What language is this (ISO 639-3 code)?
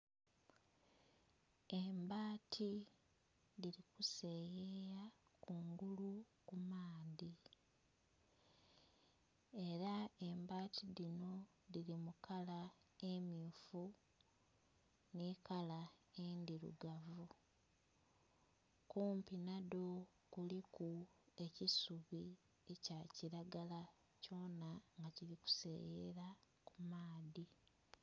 xog